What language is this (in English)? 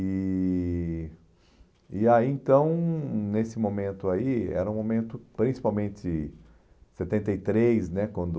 Portuguese